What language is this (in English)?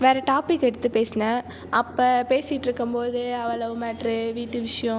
Tamil